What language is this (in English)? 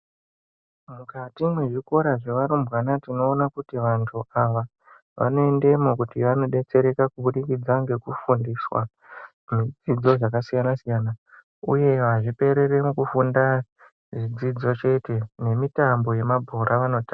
Ndau